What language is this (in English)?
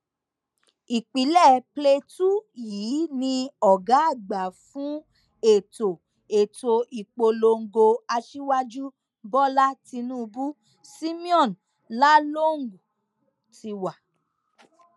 Yoruba